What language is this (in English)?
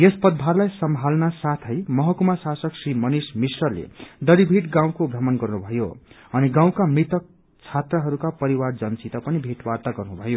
Nepali